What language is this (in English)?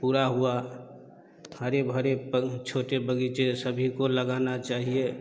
Hindi